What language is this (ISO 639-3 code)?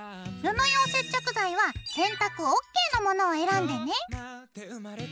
jpn